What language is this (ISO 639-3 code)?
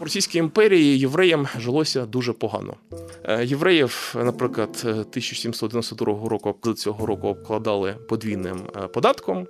ukr